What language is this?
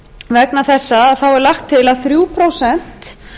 Icelandic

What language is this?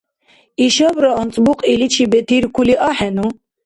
Dargwa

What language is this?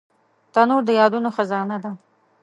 Pashto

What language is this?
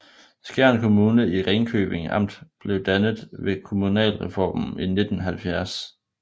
Danish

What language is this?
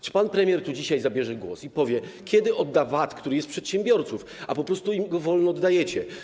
Polish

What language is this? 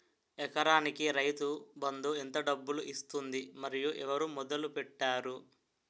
Telugu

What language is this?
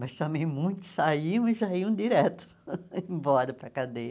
Portuguese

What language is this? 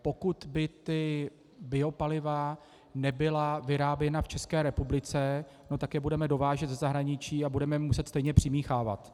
Czech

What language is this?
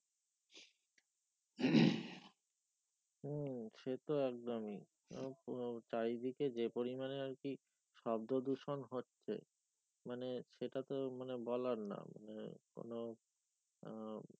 Bangla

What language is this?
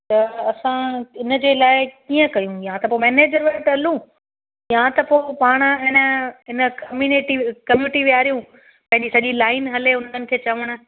Sindhi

